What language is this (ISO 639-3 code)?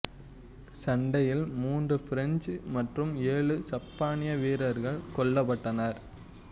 tam